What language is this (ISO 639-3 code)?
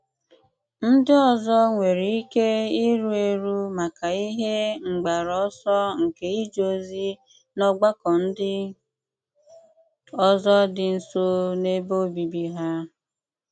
ibo